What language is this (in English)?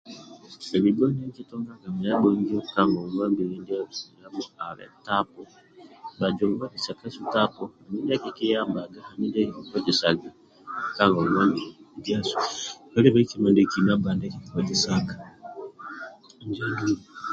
Amba (Uganda)